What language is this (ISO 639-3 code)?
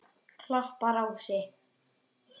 isl